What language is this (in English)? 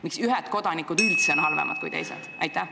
Estonian